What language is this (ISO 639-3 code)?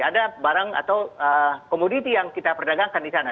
ind